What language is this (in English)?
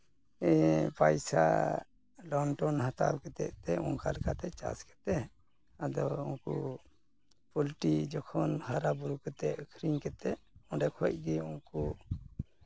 Santali